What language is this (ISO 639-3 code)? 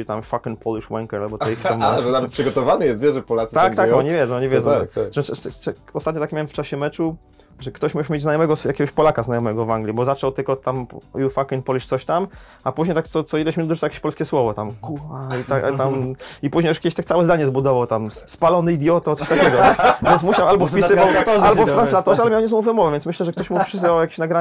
pol